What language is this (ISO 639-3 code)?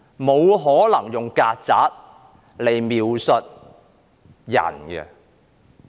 yue